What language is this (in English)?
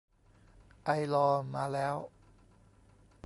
Thai